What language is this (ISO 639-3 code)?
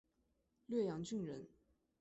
zho